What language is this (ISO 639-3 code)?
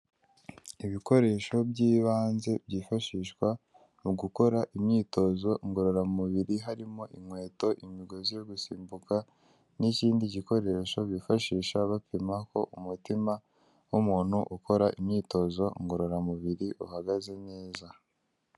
kin